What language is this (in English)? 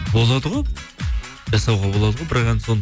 Kazakh